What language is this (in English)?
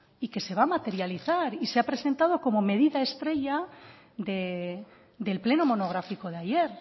Spanish